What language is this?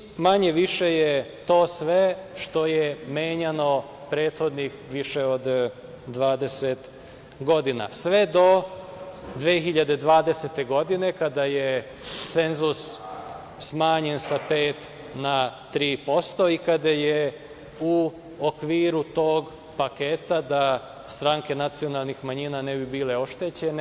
Serbian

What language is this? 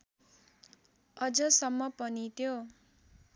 Nepali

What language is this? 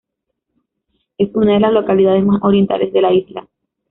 Spanish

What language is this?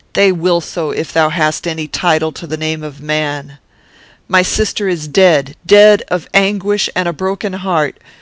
English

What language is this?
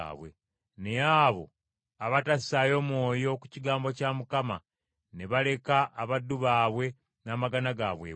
Ganda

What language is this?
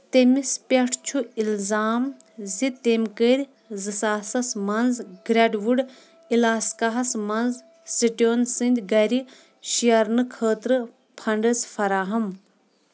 Kashmiri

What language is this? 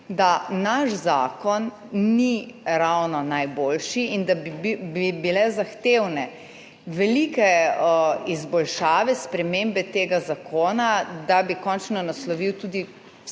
Slovenian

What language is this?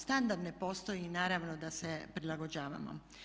Croatian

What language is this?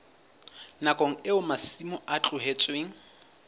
Southern Sotho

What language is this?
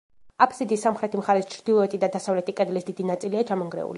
Georgian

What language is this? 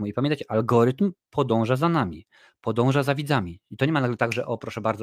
Polish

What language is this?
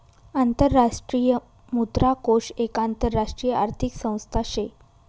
Marathi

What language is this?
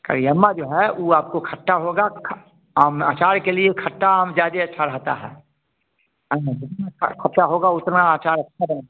Hindi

